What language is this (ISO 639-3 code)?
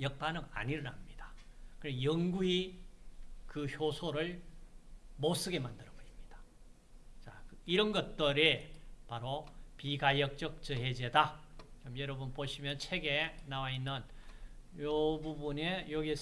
kor